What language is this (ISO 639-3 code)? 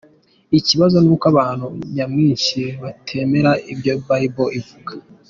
kin